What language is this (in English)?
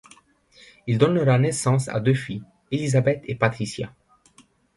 French